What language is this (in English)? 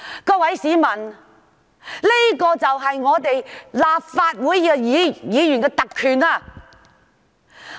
Cantonese